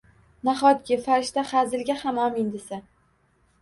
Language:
Uzbek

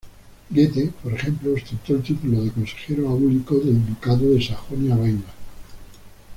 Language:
Spanish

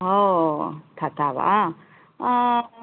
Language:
Sanskrit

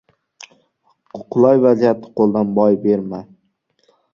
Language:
Uzbek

